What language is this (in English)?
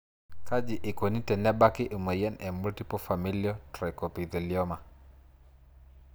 Masai